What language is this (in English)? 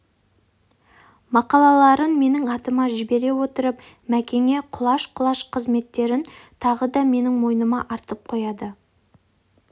Kazakh